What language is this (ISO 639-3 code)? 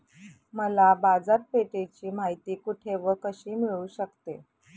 mar